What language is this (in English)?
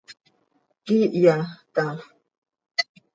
Seri